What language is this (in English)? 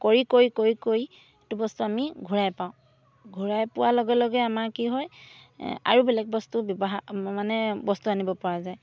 Assamese